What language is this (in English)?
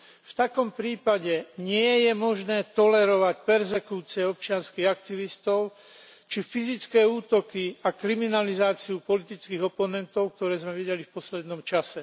Slovak